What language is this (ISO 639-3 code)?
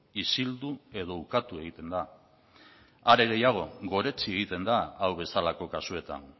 eus